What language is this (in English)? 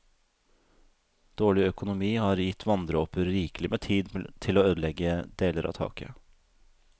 Norwegian